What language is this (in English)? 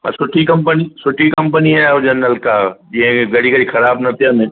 Sindhi